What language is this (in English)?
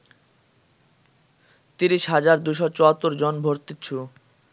Bangla